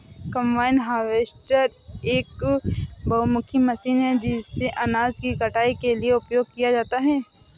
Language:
Hindi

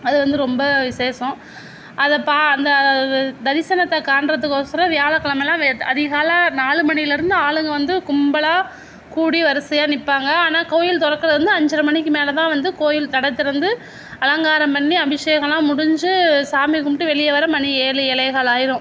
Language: Tamil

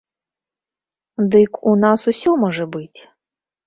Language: Belarusian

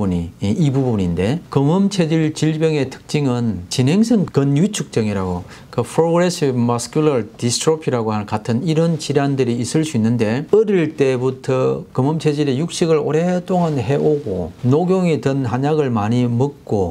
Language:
Korean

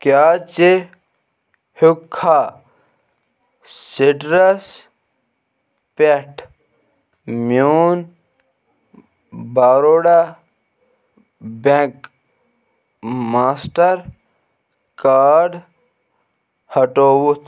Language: Kashmiri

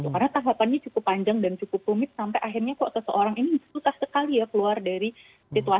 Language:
Indonesian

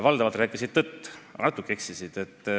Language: Estonian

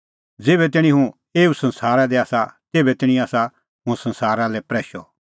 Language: Kullu Pahari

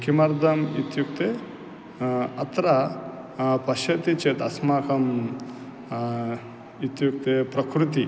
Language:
Sanskrit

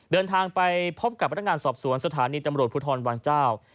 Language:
Thai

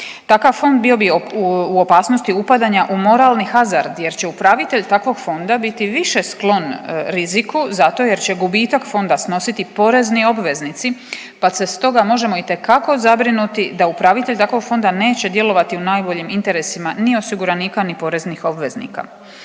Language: Croatian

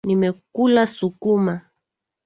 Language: Swahili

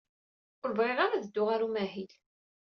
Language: Kabyle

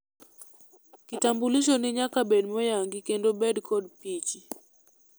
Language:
Luo (Kenya and Tanzania)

